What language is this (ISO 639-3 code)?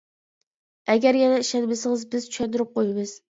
uig